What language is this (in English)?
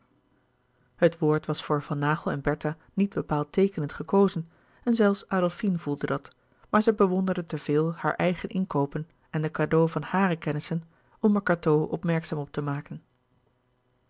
Dutch